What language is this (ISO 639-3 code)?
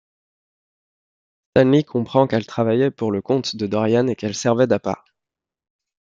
fra